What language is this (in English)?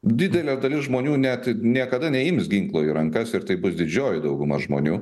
Lithuanian